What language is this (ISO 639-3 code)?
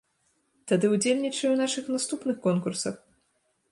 bel